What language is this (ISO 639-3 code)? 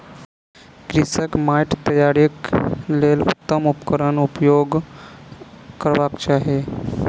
mai